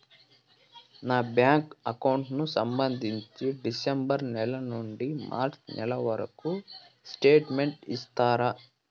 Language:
Telugu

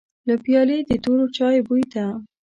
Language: Pashto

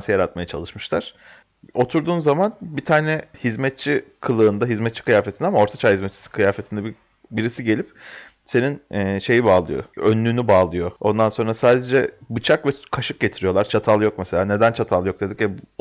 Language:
Turkish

